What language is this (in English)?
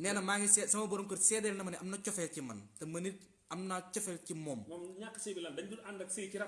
French